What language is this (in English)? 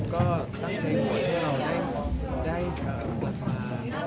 Thai